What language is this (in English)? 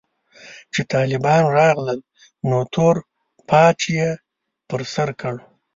Pashto